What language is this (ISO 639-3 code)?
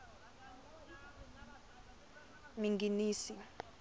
tso